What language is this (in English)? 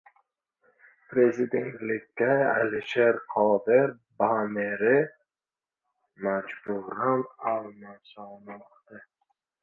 Uzbek